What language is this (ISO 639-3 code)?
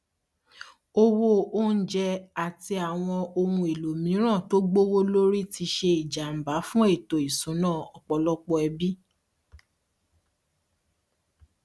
yor